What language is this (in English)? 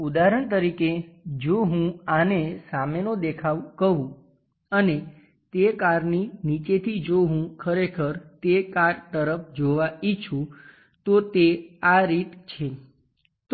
Gujarati